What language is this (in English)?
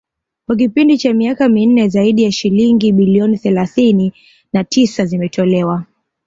Swahili